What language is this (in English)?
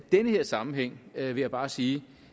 Danish